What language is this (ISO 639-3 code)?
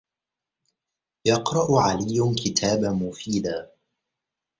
ara